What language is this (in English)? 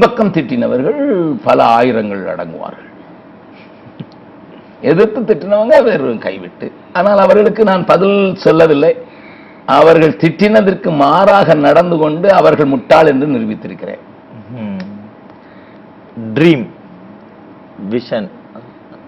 Tamil